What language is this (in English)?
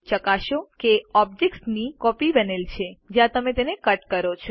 Gujarati